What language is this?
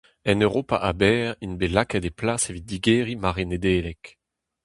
Breton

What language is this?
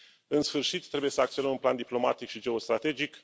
Romanian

